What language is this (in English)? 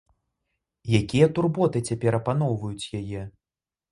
Belarusian